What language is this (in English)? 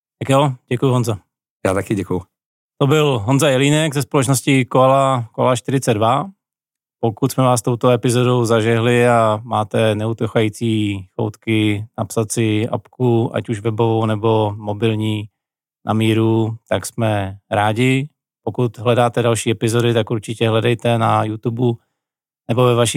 Czech